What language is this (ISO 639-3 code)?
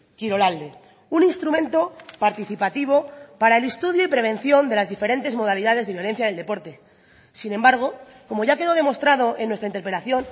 spa